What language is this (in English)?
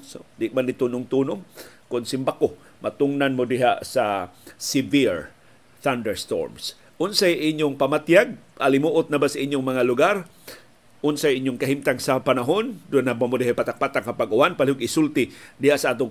Filipino